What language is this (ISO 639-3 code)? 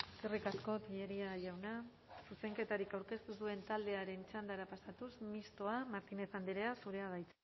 eus